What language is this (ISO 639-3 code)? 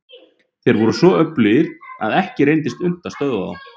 isl